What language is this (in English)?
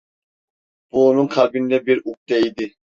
Turkish